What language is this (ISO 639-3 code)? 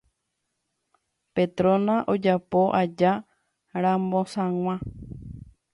grn